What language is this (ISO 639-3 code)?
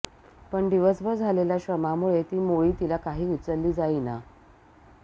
mar